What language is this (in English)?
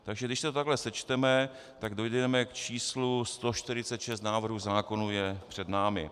Czech